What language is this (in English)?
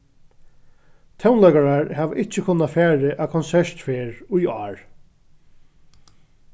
Faroese